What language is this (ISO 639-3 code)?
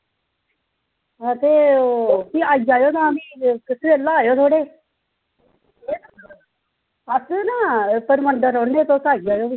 doi